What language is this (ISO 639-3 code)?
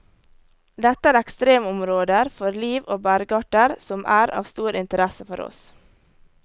nor